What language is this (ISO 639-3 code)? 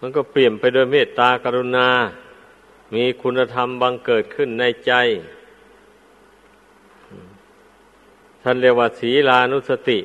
tha